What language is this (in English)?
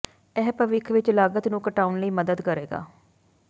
Punjabi